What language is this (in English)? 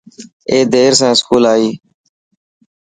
Dhatki